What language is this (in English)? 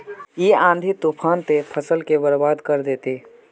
Magahi